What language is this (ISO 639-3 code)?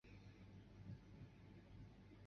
zho